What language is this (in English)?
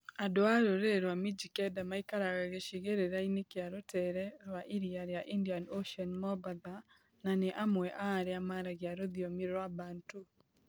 Kikuyu